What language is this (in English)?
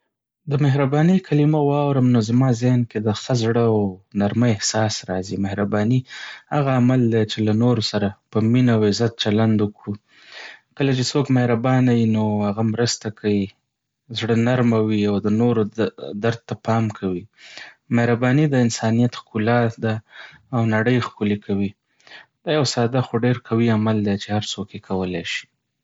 Pashto